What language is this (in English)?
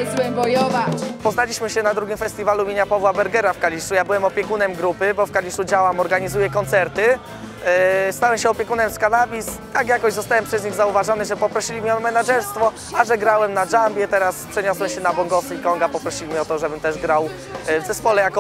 Polish